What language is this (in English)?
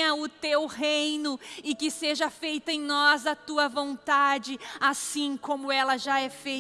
Portuguese